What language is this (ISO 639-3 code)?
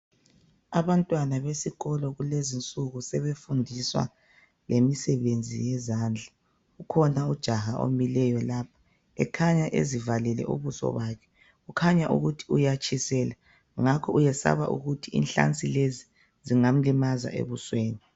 nde